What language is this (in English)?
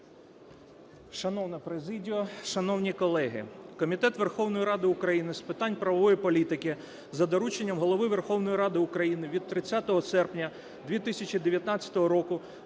Ukrainian